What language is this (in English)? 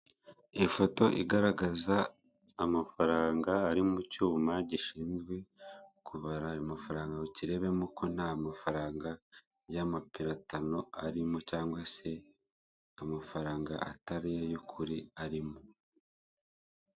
Kinyarwanda